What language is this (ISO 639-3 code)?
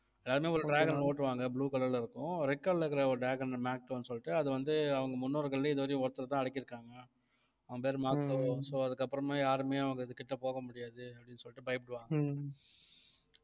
tam